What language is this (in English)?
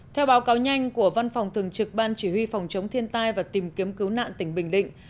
Vietnamese